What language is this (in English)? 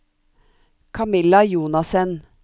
Norwegian